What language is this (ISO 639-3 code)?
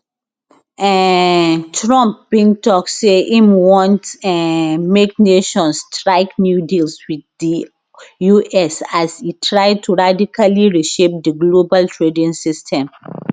pcm